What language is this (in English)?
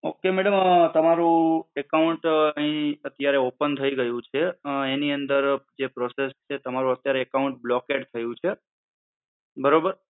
Gujarati